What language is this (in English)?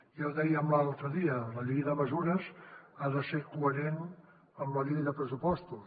Catalan